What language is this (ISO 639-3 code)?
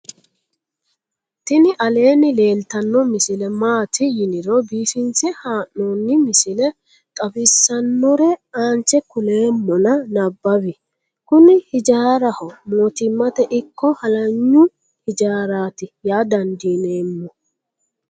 sid